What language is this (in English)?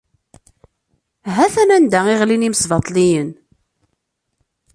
Kabyle